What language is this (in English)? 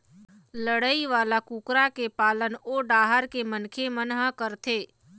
Chhattisgarhi